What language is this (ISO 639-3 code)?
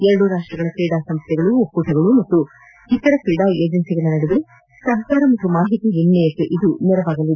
kan